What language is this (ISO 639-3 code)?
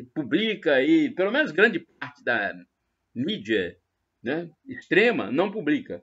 por